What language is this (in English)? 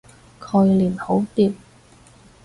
Cantonese